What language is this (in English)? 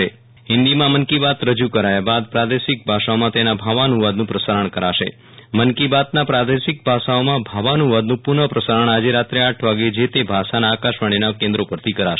Gujarati